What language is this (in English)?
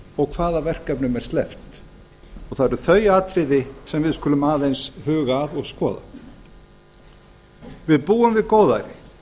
Icelandic